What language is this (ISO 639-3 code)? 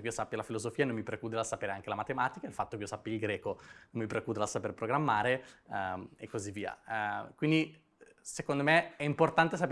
ita